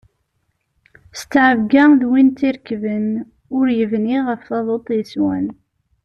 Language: Kabyle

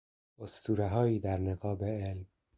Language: Persian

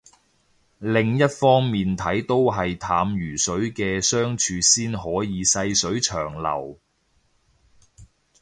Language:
Cantonese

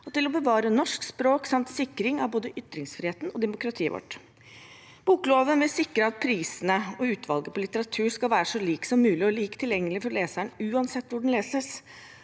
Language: Norwegian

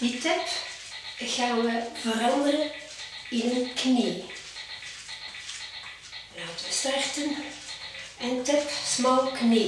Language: Dutch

